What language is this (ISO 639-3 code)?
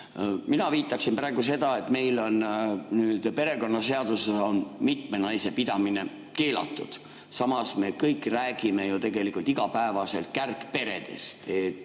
est